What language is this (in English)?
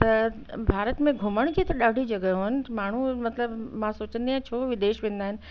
Sindhi